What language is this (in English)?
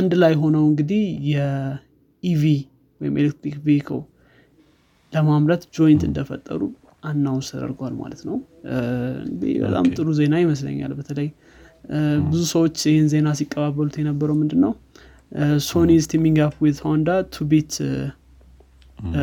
Amharic